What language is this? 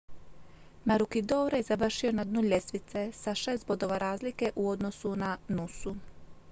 Croatian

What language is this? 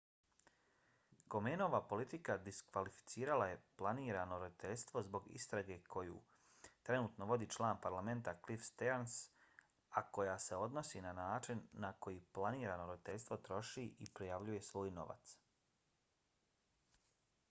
Bosnian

